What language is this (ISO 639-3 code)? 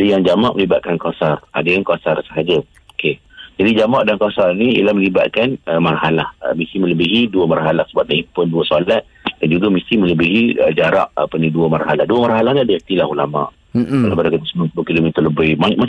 msa